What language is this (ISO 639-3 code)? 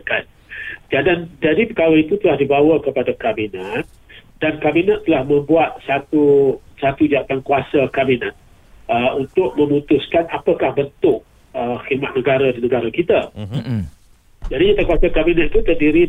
msa